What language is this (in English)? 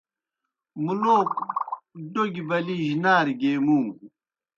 Kohistani Shina